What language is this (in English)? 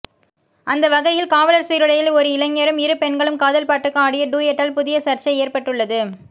Tamil